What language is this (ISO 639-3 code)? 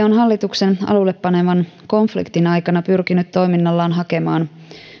fin